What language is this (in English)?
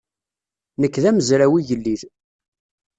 Kabyle